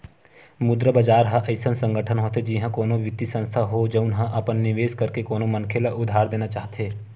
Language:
Chhattisgarhi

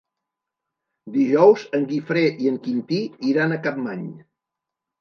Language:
Catalan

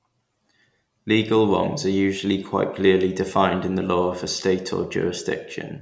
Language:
English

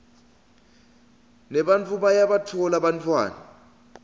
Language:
Swati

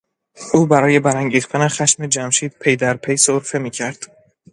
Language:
Persian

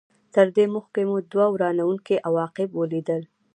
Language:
Pashto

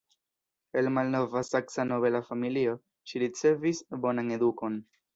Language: Esperanto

